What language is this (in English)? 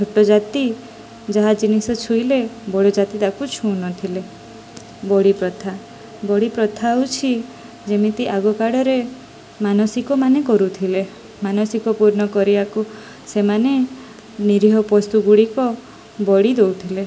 Odia